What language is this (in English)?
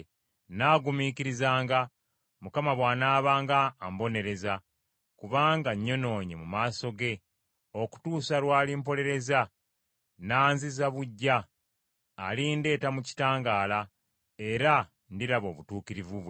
Ganda